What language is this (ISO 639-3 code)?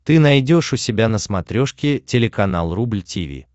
rus